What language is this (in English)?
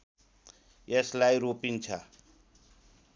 Nepali